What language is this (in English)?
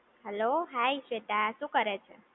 Gujarati